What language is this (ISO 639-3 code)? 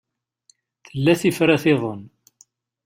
kab